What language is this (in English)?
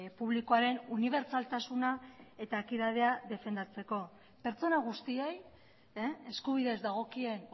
Basque